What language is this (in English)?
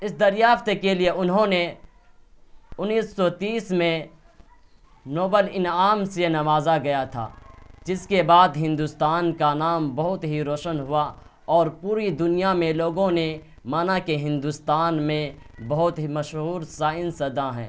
Urdu